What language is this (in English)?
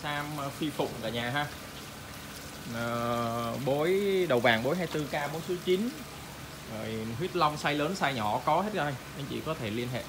Vietnamese